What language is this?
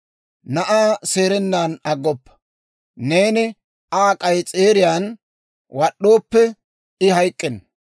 Dawro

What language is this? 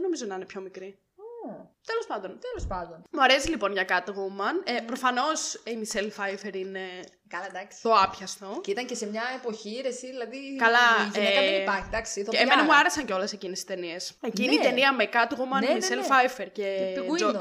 Greek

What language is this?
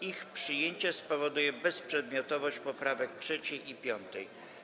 Polish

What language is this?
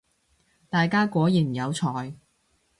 Cantonese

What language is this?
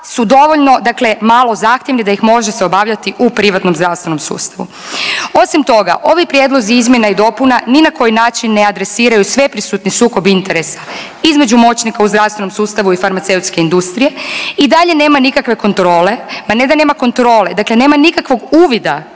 Croatian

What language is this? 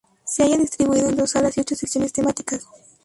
Spanish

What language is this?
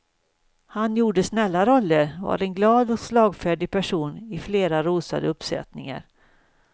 Swedish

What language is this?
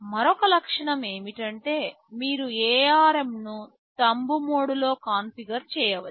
Telugu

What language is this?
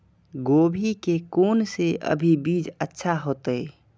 Maithili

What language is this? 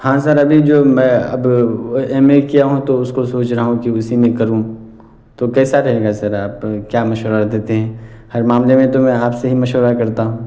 Urdu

